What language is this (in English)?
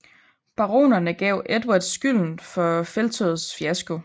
Danish